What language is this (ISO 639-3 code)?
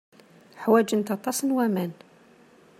kab